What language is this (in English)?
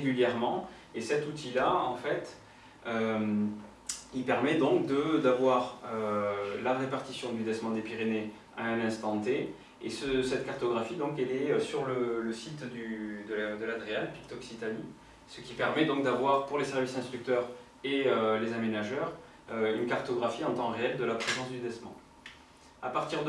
French